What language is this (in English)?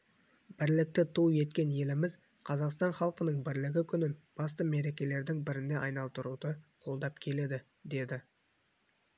Kazakh